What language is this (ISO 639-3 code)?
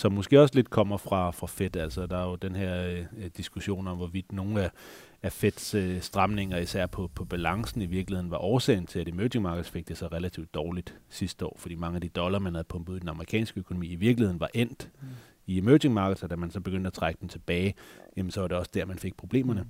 dan